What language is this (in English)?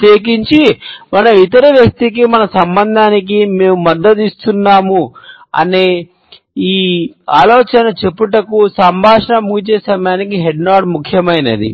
Telugu